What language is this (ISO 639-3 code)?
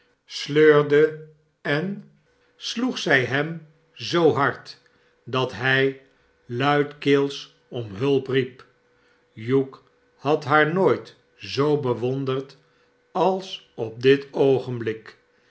nld